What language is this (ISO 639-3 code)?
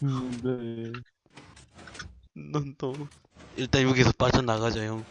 kor